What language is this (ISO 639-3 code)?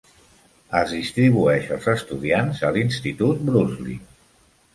cat